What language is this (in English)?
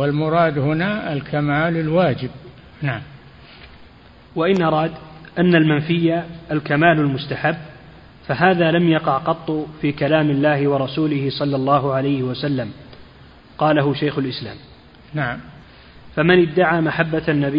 Arabic